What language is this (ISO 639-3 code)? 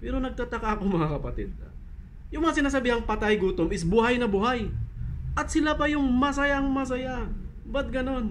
fil